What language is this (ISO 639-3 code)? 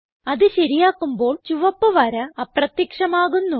mal